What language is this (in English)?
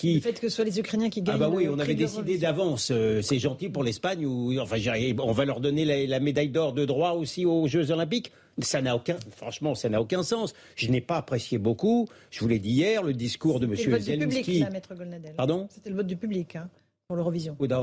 French